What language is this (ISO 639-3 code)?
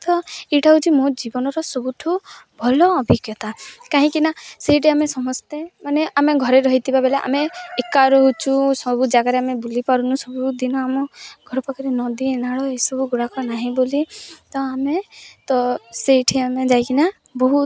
ori